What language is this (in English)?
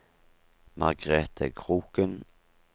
Norwegian